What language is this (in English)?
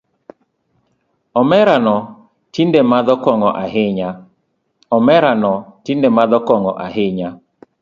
Luo (Kenya and Tanzania)